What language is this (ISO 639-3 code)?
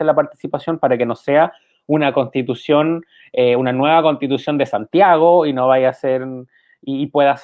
spa